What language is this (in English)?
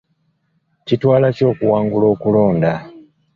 Ganda